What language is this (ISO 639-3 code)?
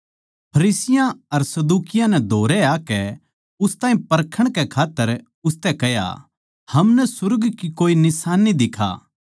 bgc